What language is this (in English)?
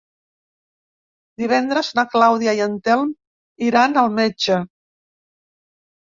Catalan